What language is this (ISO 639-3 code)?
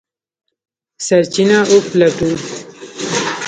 pus